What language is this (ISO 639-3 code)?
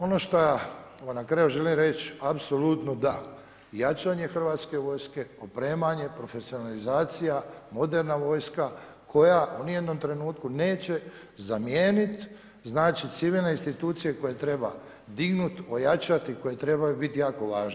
hrv